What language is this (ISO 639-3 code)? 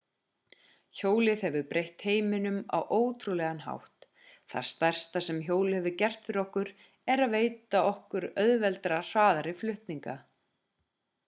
isl